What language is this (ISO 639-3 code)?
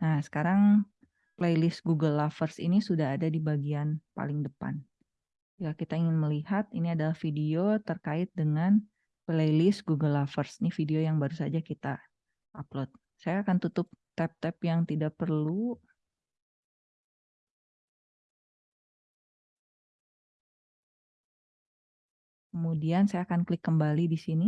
ind